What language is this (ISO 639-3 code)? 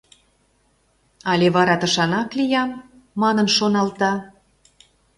chm